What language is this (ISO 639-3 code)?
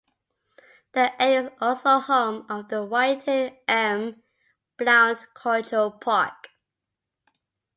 eng